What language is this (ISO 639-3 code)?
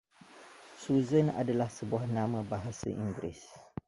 ind